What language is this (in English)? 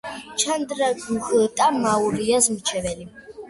Georgian